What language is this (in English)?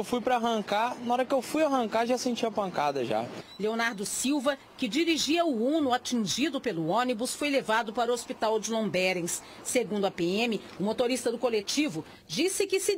Portuguese